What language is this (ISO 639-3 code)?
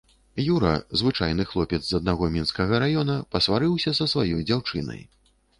bel